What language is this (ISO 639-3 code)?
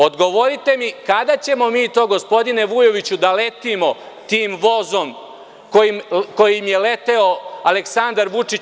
srp